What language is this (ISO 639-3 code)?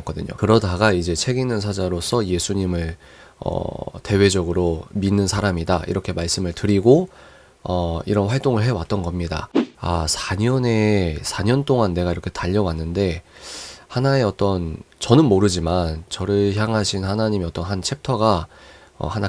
kor